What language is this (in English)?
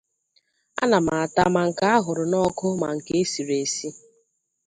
Igbo